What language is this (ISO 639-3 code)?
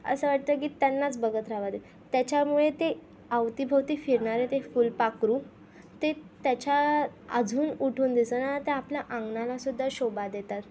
mar